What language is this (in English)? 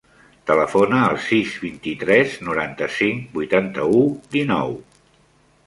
Catalan